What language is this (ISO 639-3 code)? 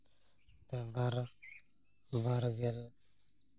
sat